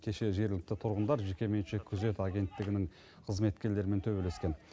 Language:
Kazakh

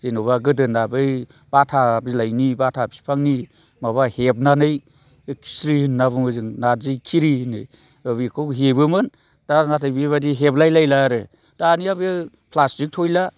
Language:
Bodo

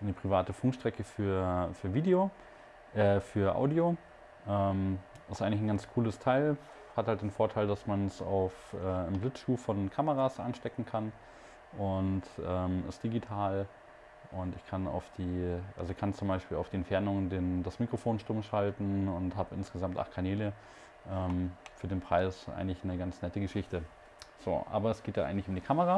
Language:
German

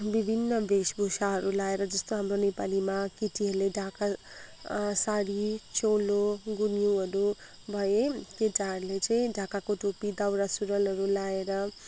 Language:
Nepali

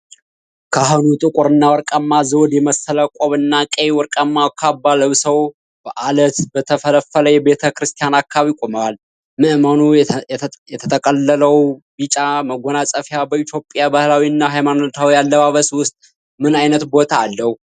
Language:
Amharic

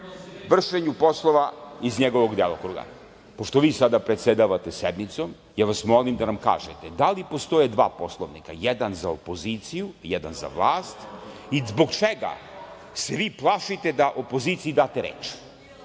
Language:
Serbian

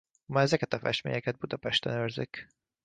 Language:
Hungarian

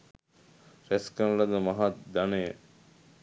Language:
Sinhala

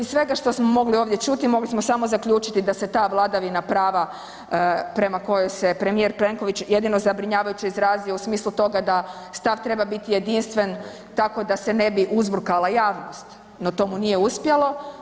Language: Croatian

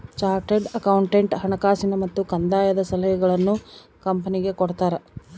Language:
Kannada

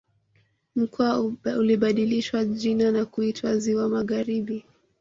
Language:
Swahili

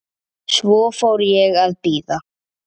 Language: Icelandic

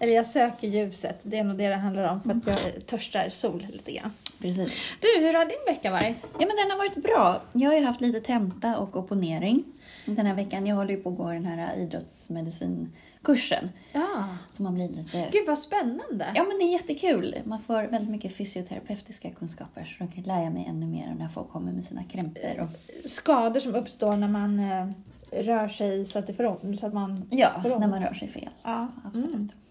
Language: Swedish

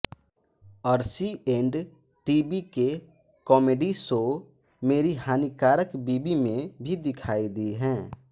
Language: Hindi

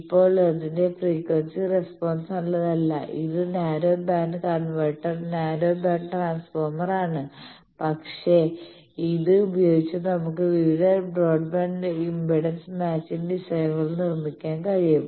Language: Malayalam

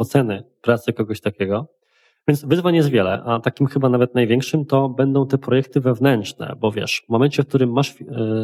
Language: Polish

